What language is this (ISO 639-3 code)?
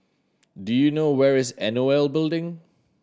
eng